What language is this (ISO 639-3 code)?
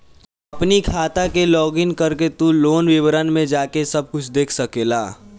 bho